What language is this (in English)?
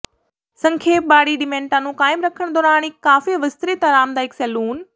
Punjabi